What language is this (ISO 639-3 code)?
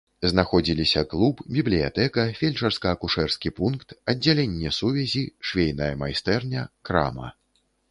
bel